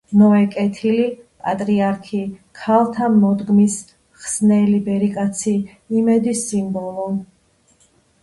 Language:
Georgian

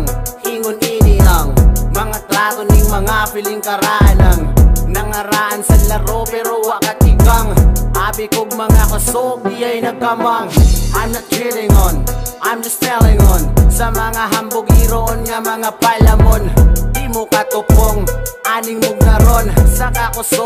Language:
Filipino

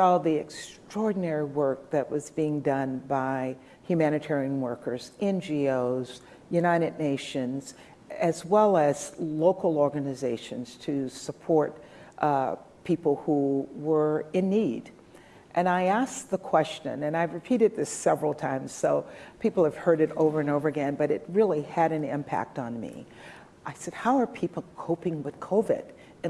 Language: English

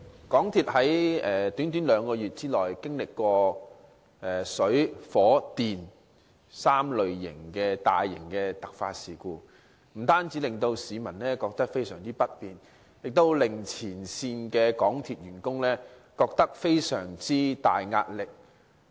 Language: Cantonese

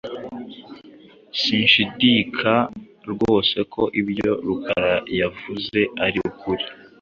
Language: Kinyarwanda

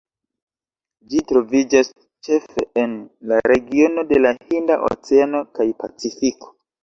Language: Esperanto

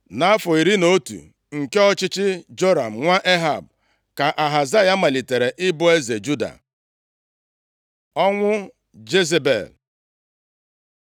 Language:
Igbo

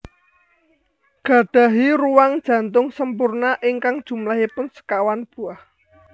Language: Javanese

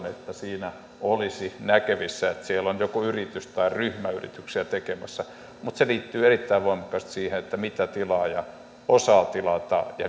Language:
Finnish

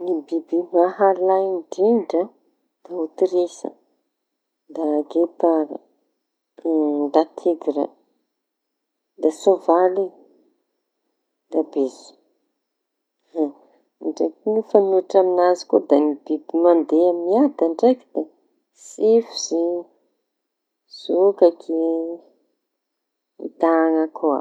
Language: Tanosy Malagasy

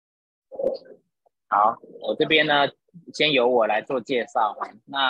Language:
Chinese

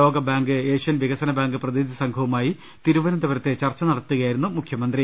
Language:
Malayalam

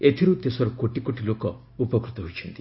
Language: Odia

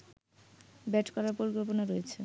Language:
Bangla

